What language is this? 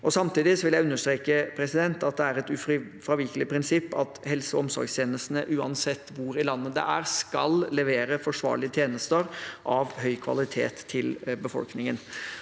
Norwegian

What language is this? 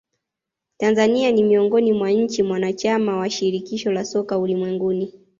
Swahili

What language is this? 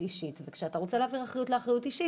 Hebrew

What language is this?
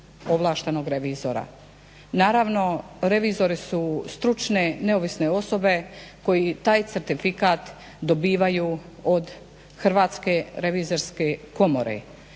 Croatian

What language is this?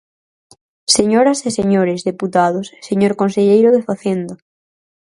Galician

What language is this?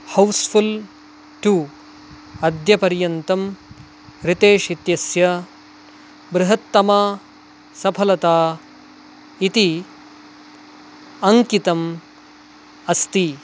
Sanskrit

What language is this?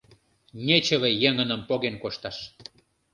Mari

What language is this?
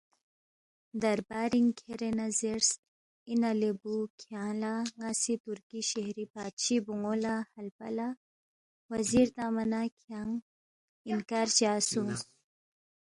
Balti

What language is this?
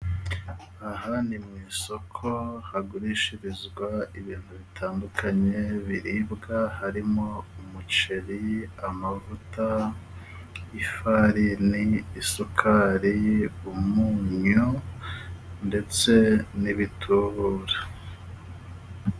Kinyarwanda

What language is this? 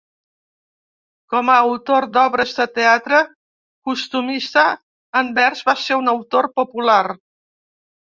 Catalan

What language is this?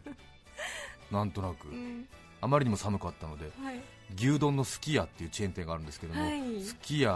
Japanese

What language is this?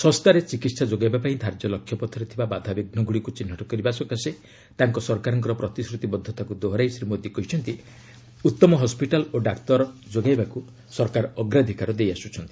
Odia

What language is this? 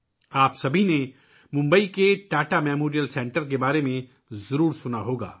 Urdu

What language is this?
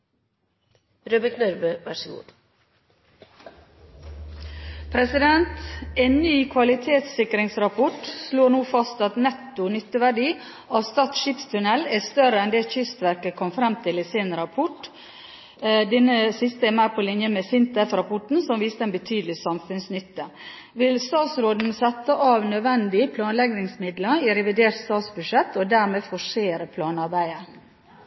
Norwegian Nynorsk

